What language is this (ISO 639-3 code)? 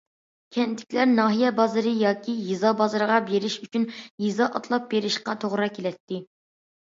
uig